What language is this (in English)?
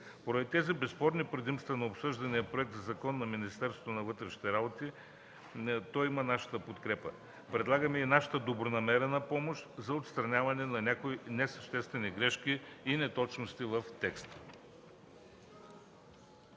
Bulgarian